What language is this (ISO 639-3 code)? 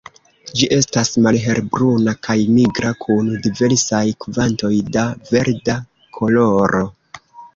epo